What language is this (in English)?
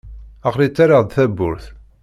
Kabyle